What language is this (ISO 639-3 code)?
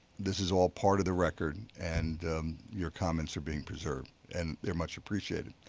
eng